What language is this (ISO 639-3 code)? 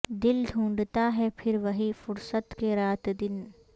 urd